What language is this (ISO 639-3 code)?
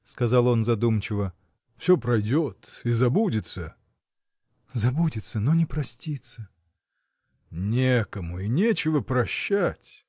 rus